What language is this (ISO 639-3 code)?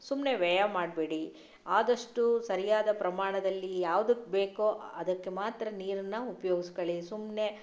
kan